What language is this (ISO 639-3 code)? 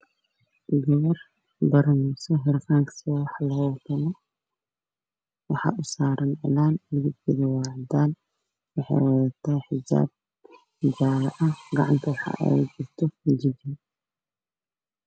som